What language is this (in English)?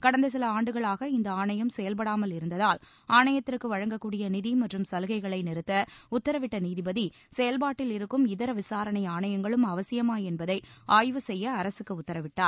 Tamil